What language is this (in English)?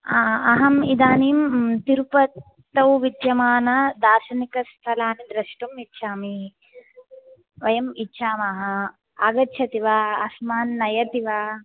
Sanskrit